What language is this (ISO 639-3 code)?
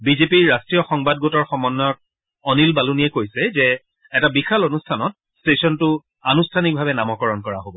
asm